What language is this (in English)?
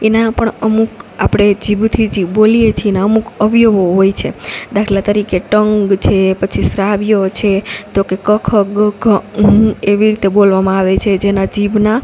Gujarati